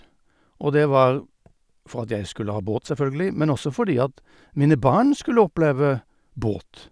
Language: Norwegian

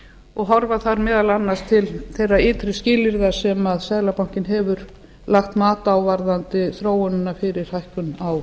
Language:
Icelandic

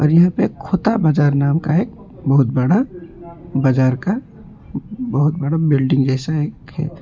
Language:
Hindi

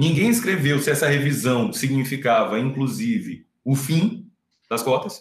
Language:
Portuguese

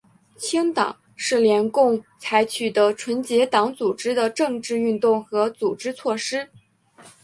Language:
Chinese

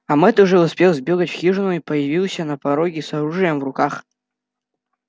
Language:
Russian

